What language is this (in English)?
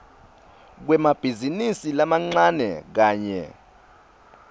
Swati